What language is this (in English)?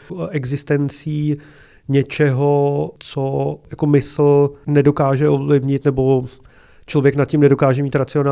Czech